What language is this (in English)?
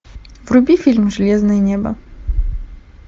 Russian